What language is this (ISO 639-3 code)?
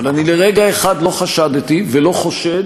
heb